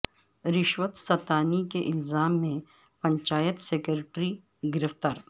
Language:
Urdu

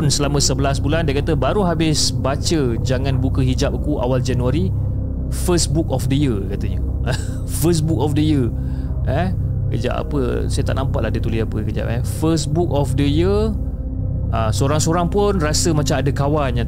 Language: Malay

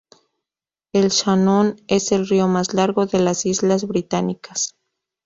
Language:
Spanish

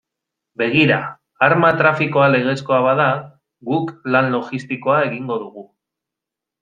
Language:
Basque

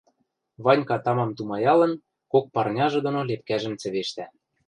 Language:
Western Mari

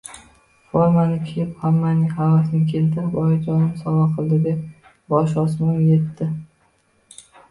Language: Uzbek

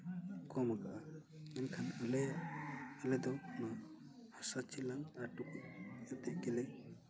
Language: Santali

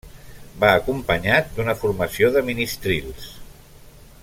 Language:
Catalan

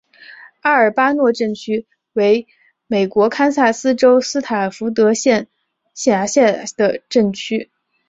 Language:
Chinese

